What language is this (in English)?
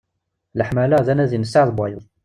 Kabyle